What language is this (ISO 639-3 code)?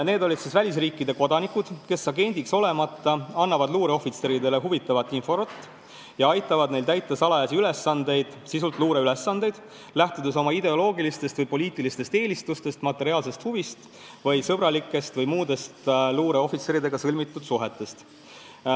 est